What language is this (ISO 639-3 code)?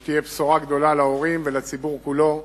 heb